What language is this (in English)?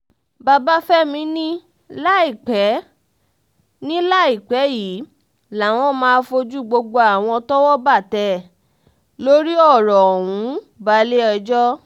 Yoruba